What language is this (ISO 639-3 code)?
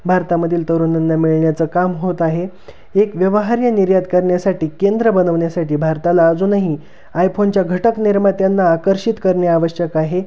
mar